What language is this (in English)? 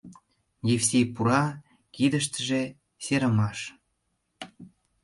Mari